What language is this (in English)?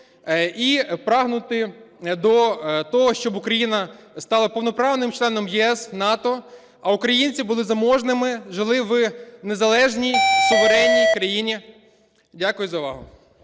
Ukrainian